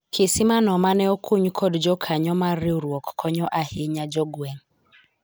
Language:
Luo (Kenya and Tanzania)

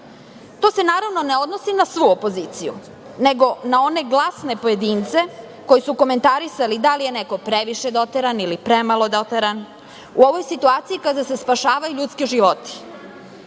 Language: Serbian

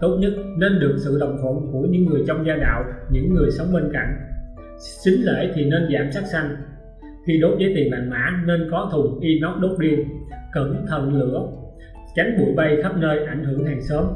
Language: Vietnamese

